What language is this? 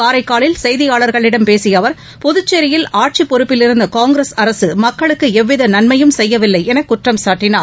Tamil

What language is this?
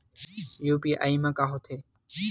Chhattisgarhi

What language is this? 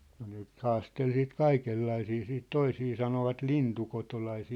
Finnish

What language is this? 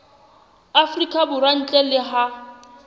Southern Sotho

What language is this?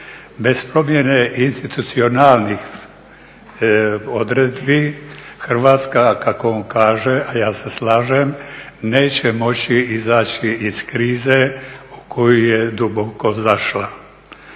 Croatian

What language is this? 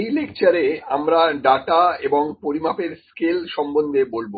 Bangla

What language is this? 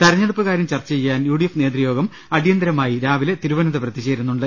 Malayalam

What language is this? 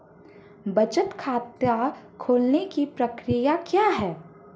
Hindi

